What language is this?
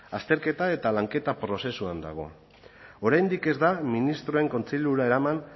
Basque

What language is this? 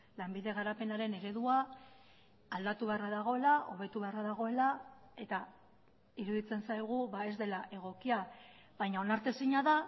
Basque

